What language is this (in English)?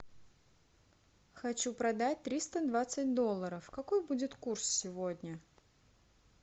Russian